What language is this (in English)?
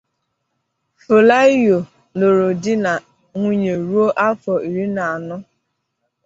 Igbo